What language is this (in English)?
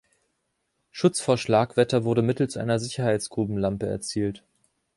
German